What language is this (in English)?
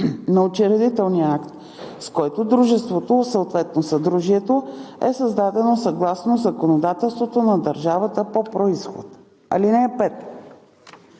Bulgarian